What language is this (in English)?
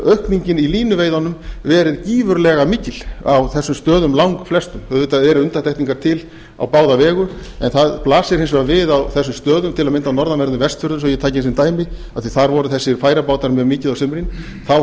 Icelandic